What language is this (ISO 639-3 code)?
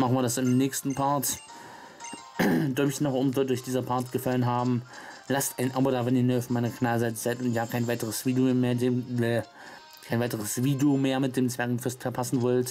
deu